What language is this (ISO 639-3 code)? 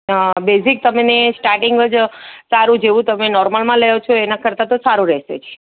guj